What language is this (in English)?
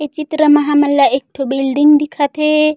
Chhattisgarhi